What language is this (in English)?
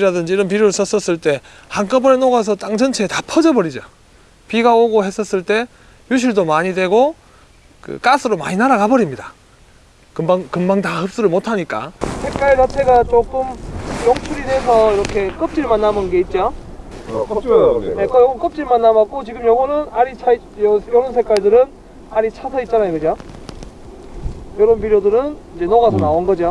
Korean